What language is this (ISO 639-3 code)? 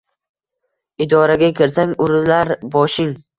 uzb